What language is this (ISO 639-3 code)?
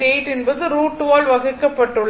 tam